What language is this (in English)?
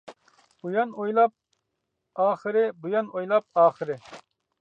Uyghur